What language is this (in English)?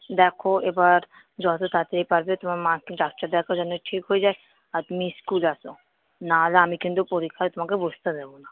Bangla